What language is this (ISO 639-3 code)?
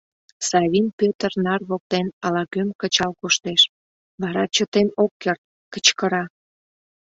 chm